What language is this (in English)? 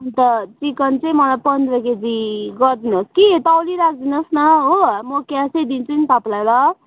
Nepali